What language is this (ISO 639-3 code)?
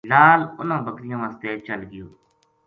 gju